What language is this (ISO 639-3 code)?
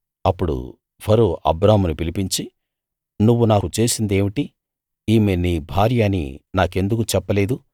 tel